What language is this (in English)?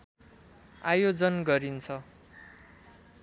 Nepali